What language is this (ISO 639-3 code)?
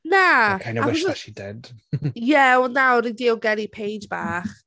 cym